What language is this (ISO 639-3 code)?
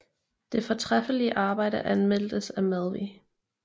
dan